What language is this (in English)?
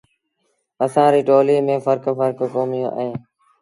Sindhi Bhil